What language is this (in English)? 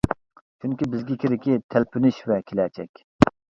Uyghur